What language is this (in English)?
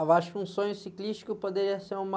Portuguese